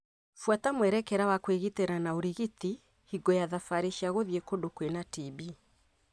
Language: Kikuyu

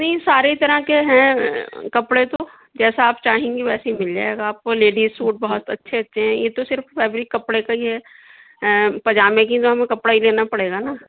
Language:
Urdu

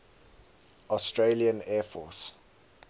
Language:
English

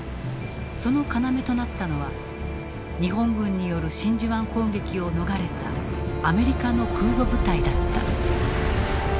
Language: Japanese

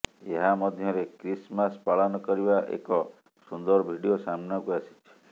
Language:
Odia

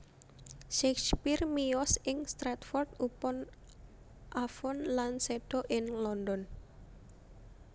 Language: Javanese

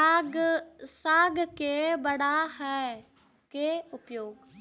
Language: Maithili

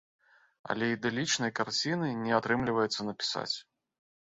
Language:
Belarusian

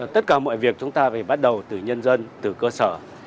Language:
Vietnamese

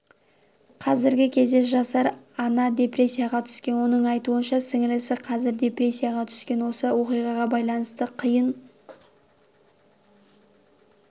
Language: Kazakh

